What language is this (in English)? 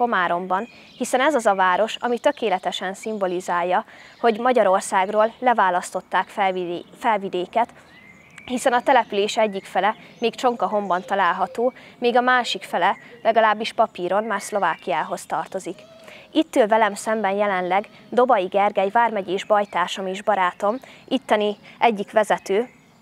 Hungarian